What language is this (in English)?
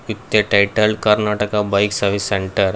English